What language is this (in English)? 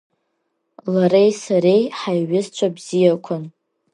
Abkhazian